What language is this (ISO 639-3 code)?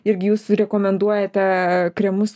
lit